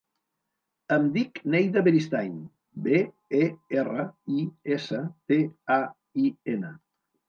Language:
Catalan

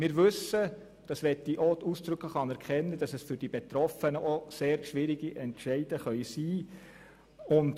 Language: Swiss German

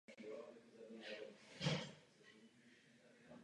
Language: Czech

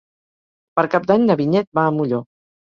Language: Catalan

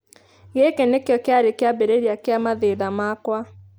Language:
Kikuyu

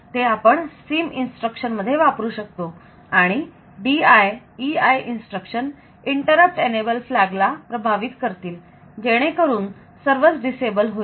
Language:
Marathi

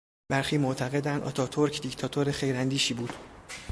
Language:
Persian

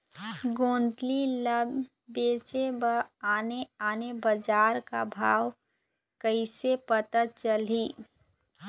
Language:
Chhattisgarhi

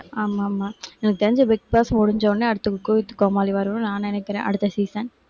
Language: Tamil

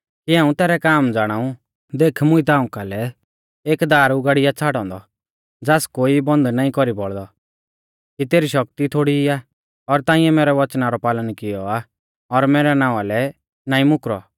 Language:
Mahasu Pahari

